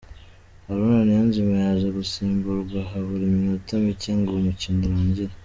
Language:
Kinyarwanda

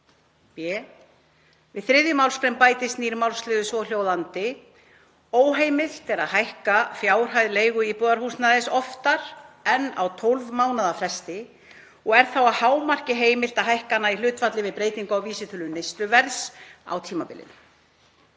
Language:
Icelandic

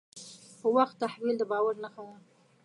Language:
Pashto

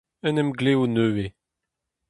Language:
Breton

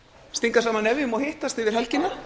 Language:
Icelandic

